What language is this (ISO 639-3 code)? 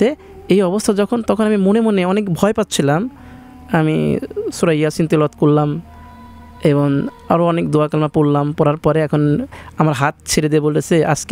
ben